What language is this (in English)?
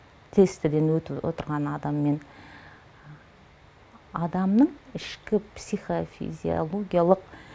Kazakh